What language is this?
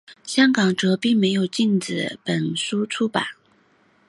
Chinese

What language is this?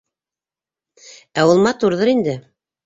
Bashkir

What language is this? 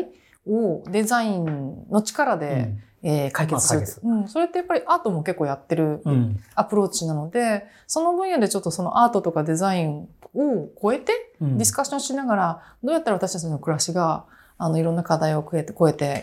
Japanese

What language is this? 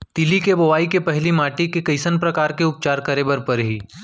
Chhattisgarhi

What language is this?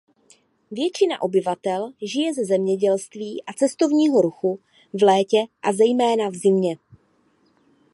Czech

